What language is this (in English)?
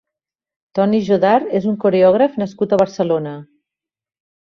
Catalan